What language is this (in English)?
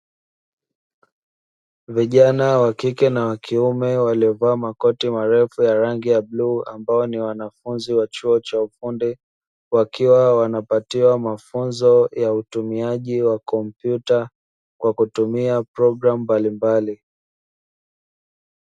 Swahili